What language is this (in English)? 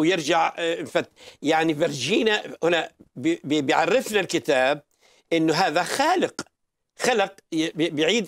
Arabic